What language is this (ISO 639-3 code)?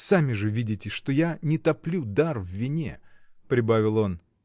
rus